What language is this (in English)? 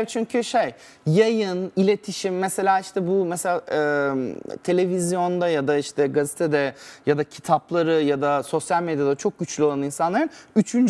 Turkish